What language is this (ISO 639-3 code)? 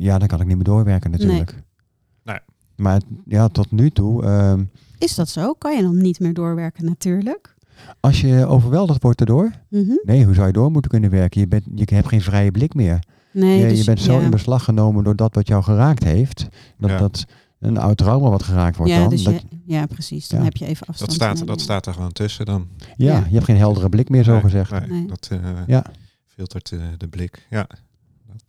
nld